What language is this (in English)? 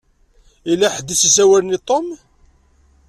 Kabyle